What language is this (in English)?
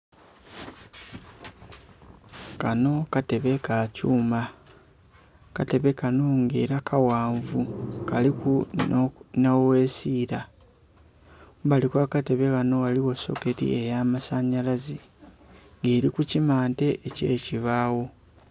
Soga